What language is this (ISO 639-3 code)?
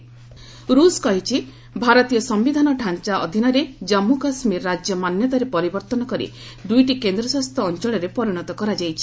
ori